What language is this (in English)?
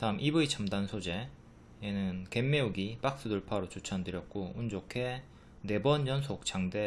Korean